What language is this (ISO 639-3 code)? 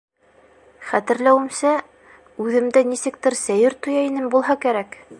bak